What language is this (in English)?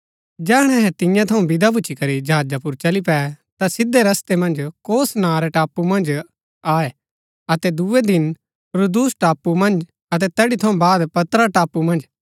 Gaddi